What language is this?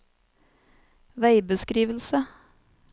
Norwegian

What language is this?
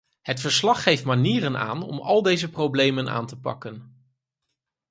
Dutch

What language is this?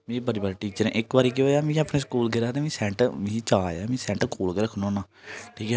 Dogri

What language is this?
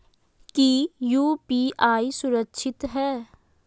Magahi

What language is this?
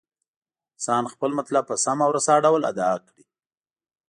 Pashto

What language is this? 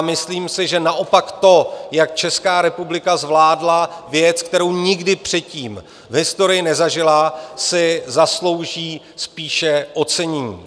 Czech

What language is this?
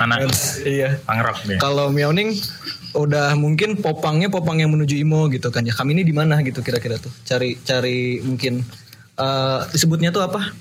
Indonesian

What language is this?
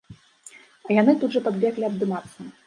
Belarusian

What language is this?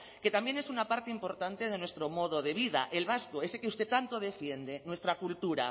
Spanish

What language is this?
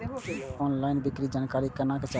Maithili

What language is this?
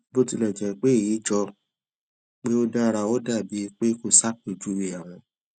Yoruba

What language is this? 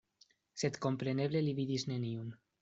Esperanto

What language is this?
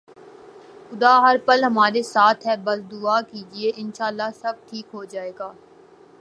Urdu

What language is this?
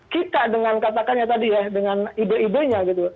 Indonesian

